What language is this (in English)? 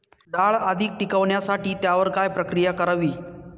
Marathi